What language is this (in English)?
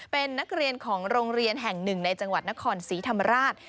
Thai